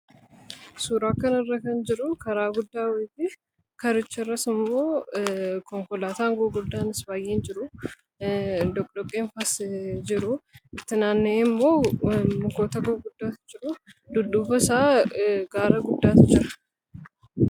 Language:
Oromo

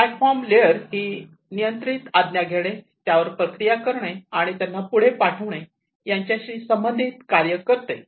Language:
Marathi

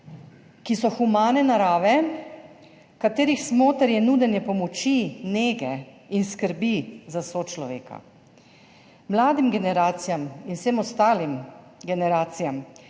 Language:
Slovenian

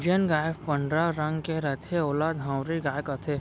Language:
Chhattisgarhi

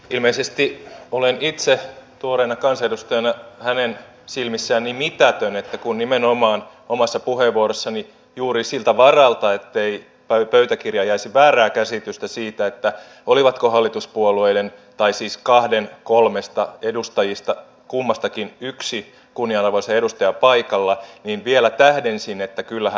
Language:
Finnish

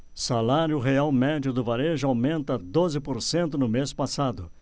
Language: Portuguese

